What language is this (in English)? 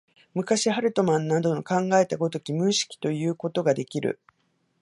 Japanese